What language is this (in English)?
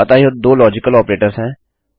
Hindi